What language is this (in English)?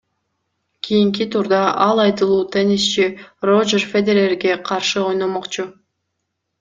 Kyrgyz